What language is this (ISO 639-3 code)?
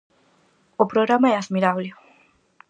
glg